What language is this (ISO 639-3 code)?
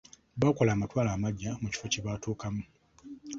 lug